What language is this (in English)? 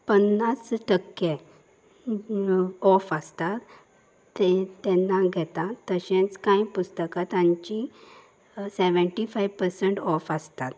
Konkani